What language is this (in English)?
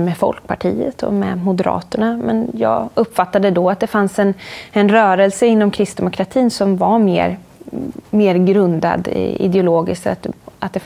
Swedish